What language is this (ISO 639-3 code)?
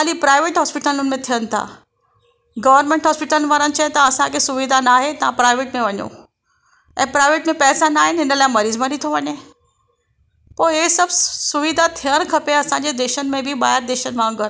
snd